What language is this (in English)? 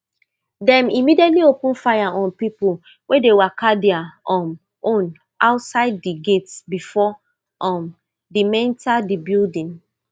Nigerian Pidgin